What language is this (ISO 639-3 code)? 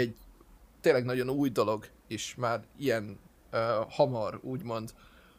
hun